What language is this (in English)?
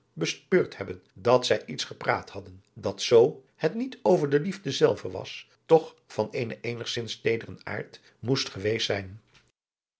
Dutch